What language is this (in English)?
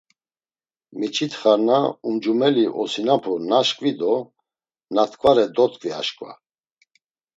Laz